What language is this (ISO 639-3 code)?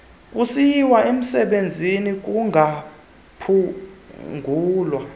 xho